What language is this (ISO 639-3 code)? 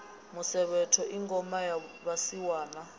ven